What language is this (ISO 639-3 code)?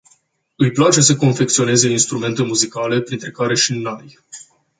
ron